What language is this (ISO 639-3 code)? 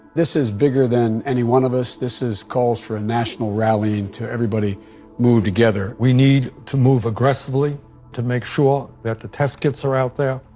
eng